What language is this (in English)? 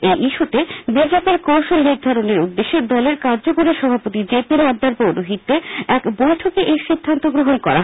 Bangla